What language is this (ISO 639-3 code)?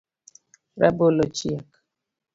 luo